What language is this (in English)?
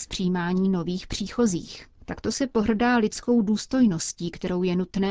Czech